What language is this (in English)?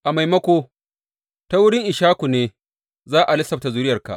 Hausa